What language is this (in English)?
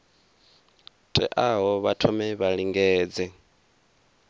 Venda